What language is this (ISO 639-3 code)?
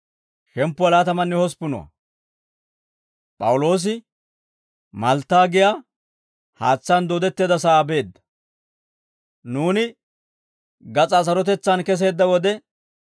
dwr